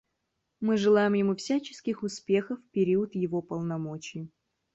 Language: Russian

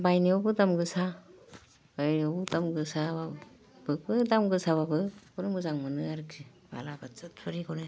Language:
Bodo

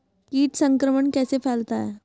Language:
Hindi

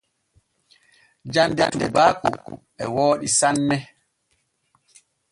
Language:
Borgu Fulfulde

